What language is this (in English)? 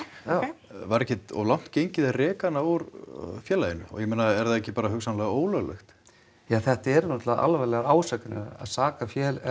Icelandic